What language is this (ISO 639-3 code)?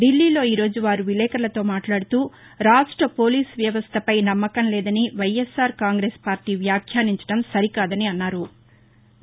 tel